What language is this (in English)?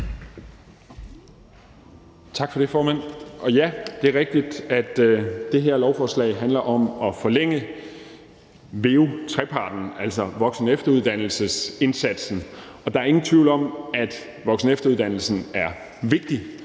Danish